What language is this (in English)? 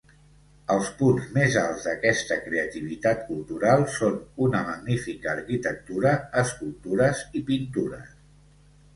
Catalan